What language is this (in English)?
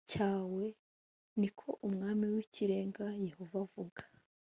Kinyarwanda